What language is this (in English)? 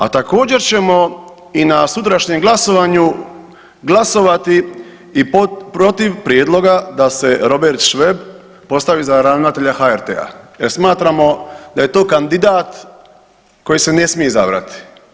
Croatian